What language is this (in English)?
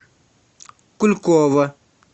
Russian